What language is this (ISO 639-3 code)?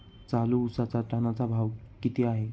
mar